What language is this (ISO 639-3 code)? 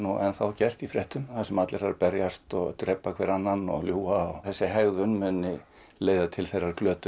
isl